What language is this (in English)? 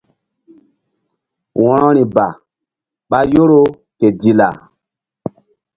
Mbum